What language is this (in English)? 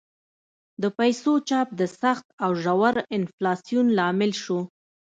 Pashto